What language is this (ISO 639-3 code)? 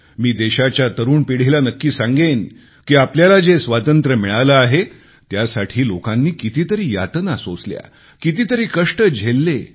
mar